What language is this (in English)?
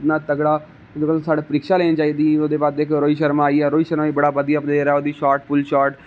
Dogri